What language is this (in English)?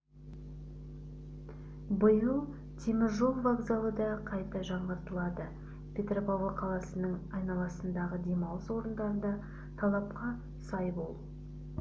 Kazakh